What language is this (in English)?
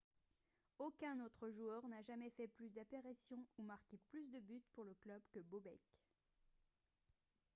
French